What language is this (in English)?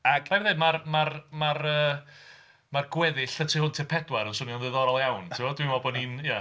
Welsh